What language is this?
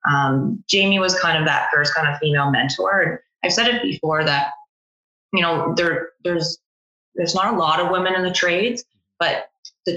English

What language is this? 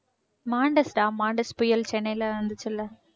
Tamil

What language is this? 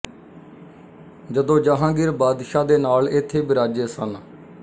Punjabi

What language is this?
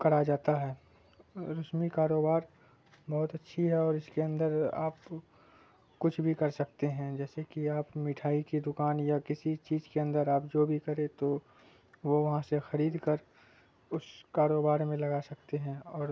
Urdu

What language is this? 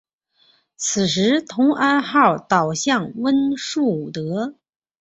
Chinese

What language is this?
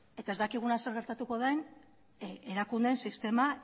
Basque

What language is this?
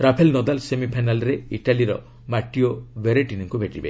Odia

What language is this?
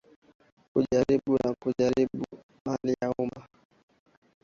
Swahili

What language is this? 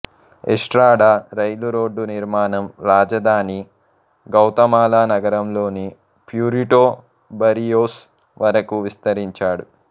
Telugu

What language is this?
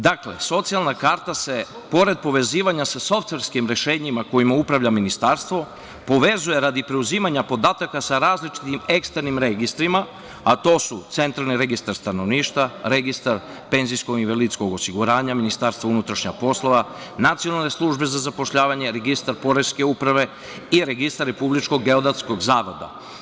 Serbian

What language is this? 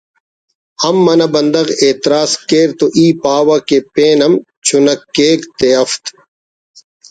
Brahui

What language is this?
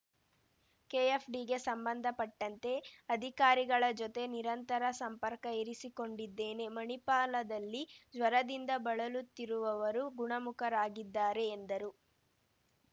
Kannada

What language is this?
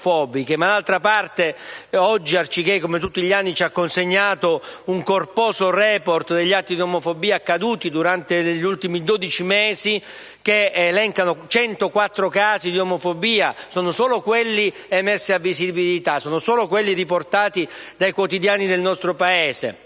Italian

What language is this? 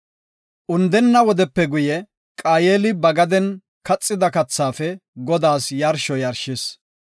Gofa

